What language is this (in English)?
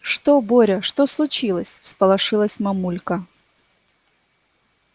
Russian